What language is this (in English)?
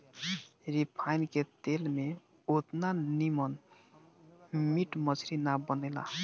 Bhojpuri